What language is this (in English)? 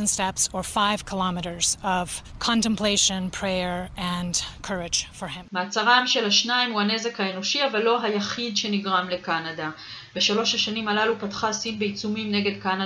Hebrew